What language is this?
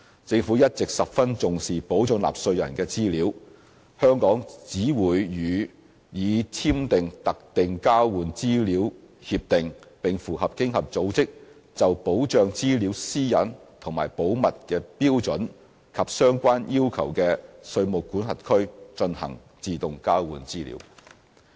Cantonese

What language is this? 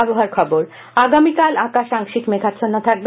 Bangla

